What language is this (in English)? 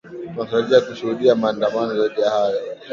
Swahili